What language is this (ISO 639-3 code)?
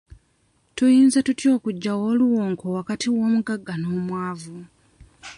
lug